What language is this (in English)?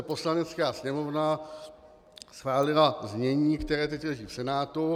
Czech